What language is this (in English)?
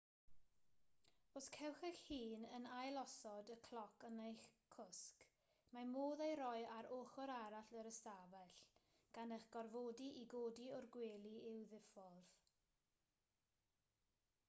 Welsh